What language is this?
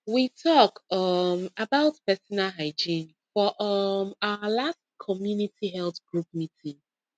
Nigerian Pidgin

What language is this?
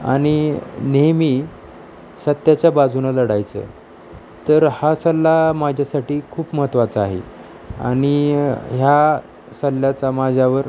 Marathi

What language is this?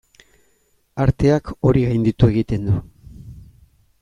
Basque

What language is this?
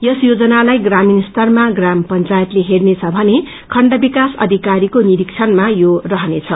Nepali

